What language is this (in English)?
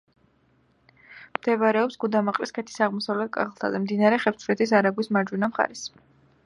Georgian